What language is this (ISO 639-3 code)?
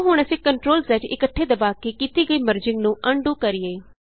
pan